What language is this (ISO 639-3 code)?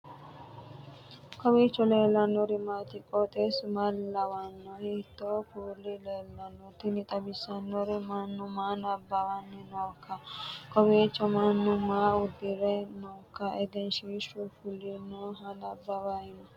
sid